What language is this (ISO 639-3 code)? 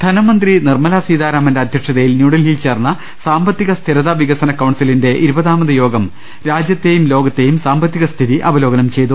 mal